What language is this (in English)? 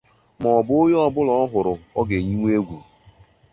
Igbo